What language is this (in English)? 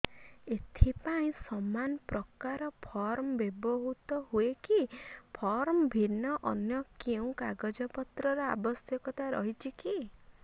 Odia